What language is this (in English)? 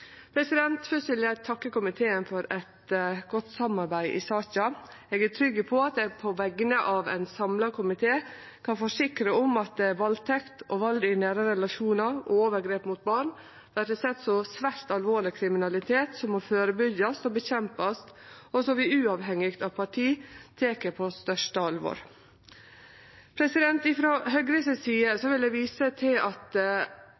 Norwegian Nynorsk